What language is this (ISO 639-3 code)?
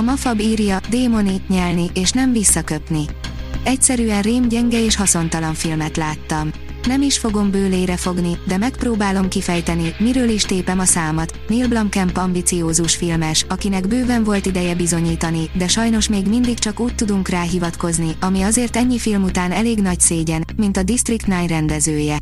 hun